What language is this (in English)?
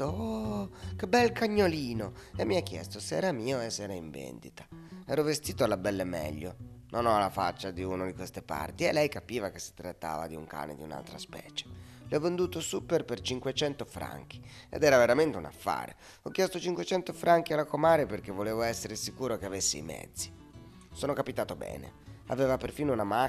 Italian